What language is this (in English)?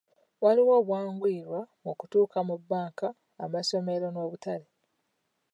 Ganda